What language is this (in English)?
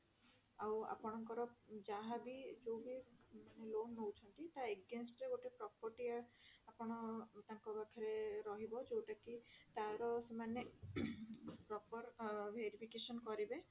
Odia